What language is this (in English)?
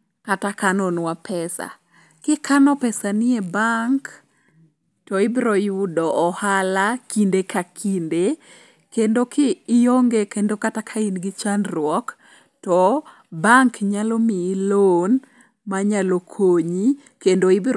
Luo (Kenya and Tanzania)